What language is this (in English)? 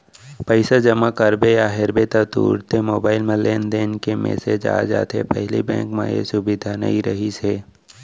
Chhattisgarhi